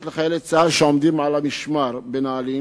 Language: Hebrew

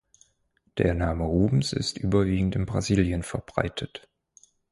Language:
German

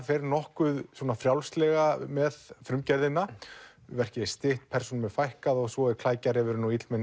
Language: Icelandic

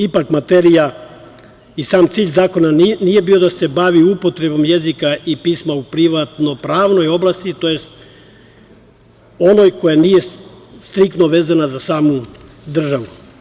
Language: Serbian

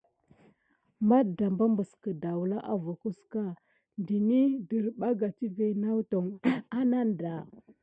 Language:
Gidar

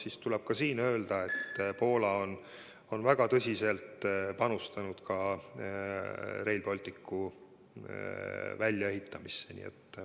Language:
Estonian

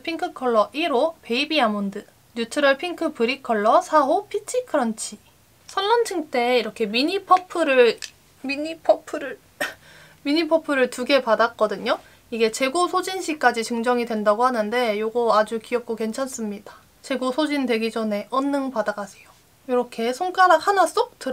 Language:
Korean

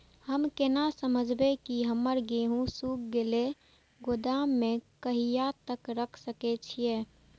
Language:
Maithili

